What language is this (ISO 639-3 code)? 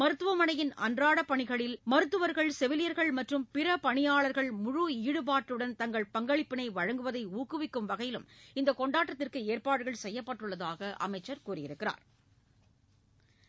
tam